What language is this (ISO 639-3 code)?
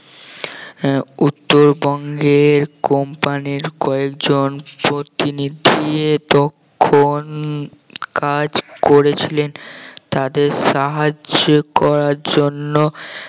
ben